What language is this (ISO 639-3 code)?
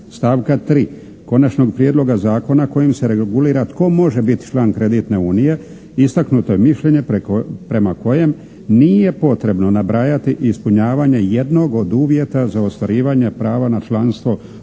hrv